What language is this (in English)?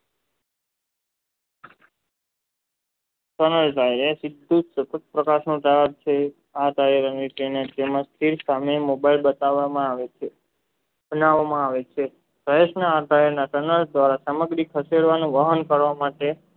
Gujarati